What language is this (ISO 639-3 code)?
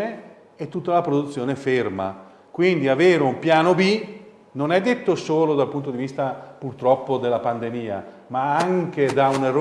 ita